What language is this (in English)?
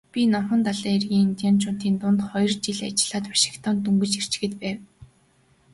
Mongolian